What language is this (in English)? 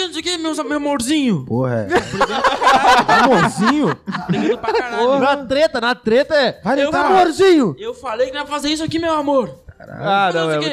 Portuguese